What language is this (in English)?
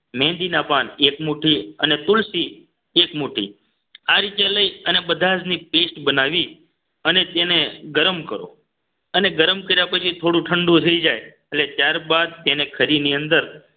Gujarati